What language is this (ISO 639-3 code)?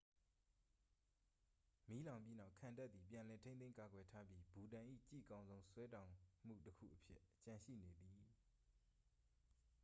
mya